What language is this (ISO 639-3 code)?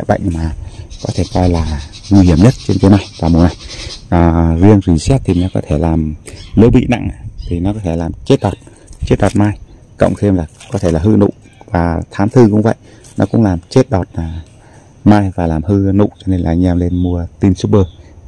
vie